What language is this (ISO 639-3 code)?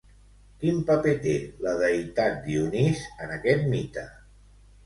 cat